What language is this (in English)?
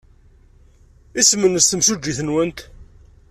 Kabyle